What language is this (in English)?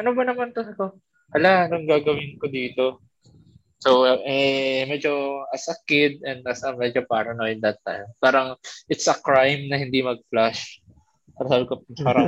Filipino